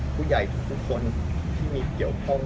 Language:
Thai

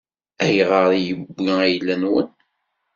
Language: Kabyle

